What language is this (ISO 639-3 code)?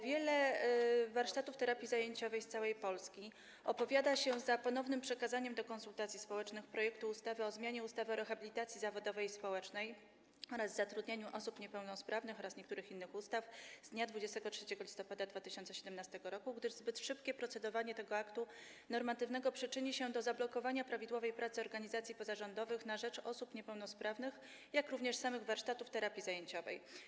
pol